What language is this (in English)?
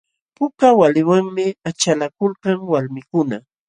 Jauja Wanca Quechua